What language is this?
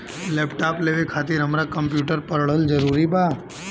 Bhojpuri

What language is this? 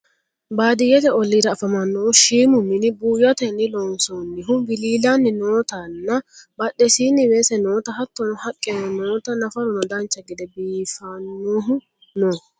Sidamo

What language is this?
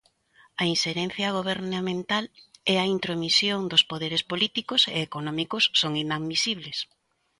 Galician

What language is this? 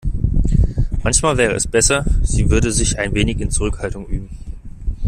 German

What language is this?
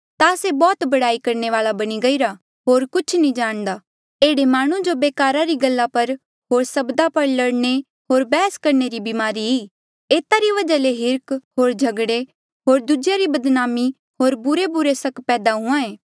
Mandeali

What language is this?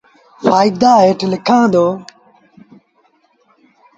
Sindhi Bhil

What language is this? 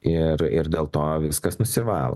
Lithuanian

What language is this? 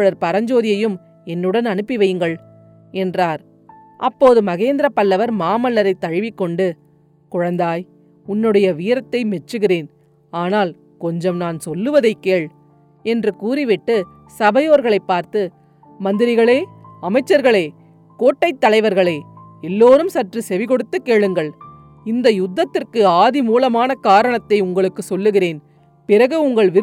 Tamil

